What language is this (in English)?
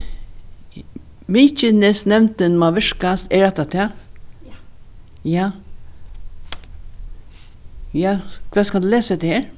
Faroese